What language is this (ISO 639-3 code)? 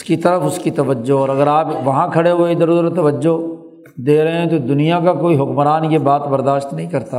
urd